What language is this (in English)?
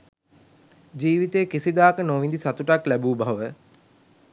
Sinhala